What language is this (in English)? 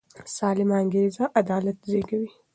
Pashto